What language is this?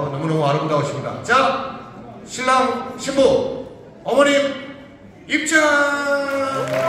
Korean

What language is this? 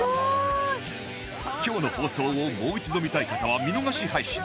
Japanese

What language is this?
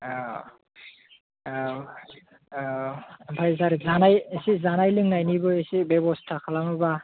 Bodo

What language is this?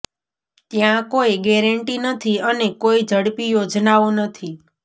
Gujarati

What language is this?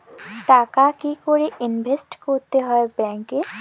Bangla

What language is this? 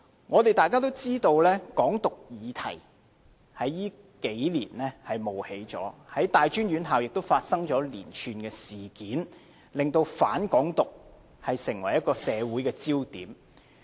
Cantonese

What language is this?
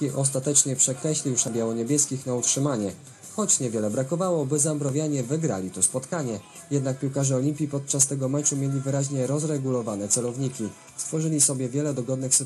Polish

